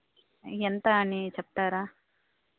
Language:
Telugu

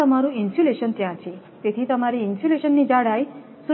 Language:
Gujarati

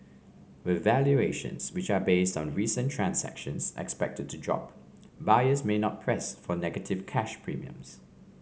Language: English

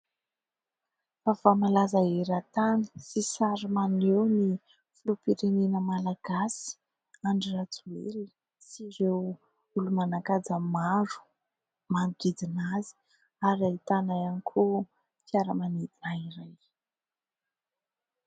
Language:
Malagasy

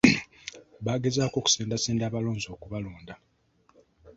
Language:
Ganda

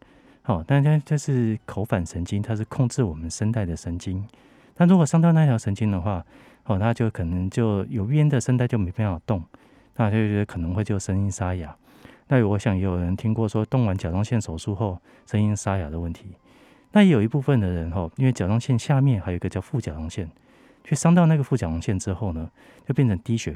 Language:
Chinese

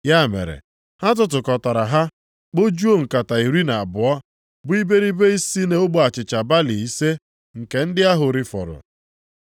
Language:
Igbo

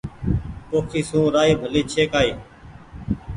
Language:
Goaria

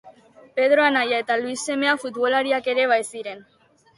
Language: Basque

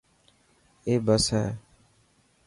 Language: Dhatki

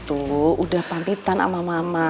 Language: Indonesian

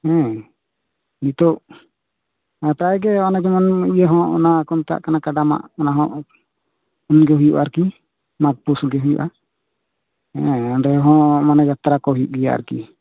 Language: Santali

